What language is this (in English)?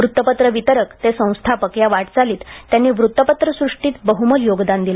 Marathi